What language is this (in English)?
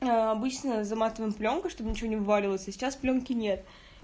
Russian